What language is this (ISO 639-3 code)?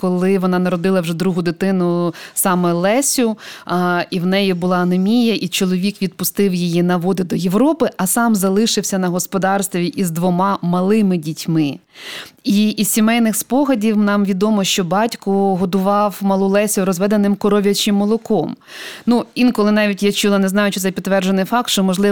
ukr